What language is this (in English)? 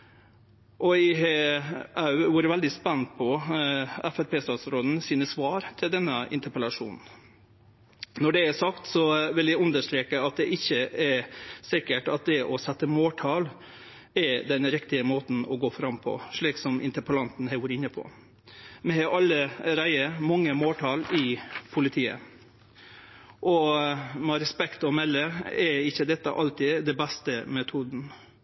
Norwegian Nynorsk